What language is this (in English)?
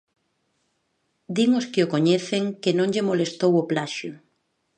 Galician